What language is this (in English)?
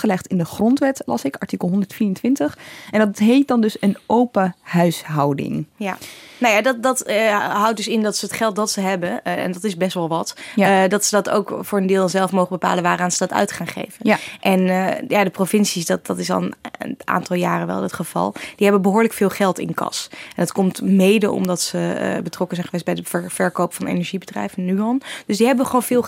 Dutch